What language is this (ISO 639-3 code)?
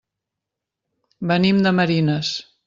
cat